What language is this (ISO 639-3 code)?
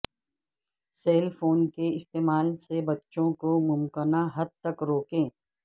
urd